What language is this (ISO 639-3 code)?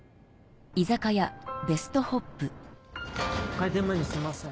jpn